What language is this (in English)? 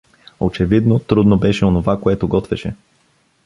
Bulgarian